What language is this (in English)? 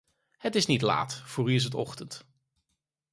Dutch